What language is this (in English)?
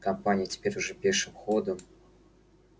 Russian